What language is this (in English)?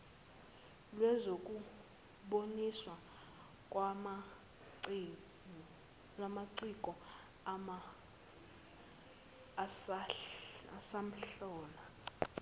Zulu